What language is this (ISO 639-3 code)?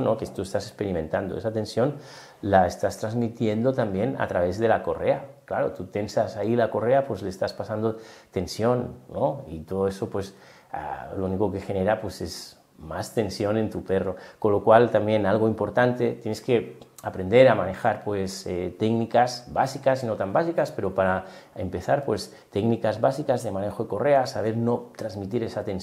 spa